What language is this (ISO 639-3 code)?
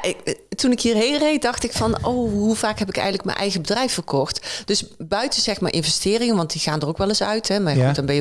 nld